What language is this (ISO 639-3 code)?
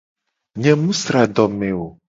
gej